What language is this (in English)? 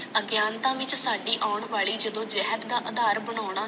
Punjabi